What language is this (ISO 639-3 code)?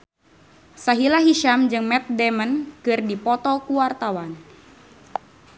sun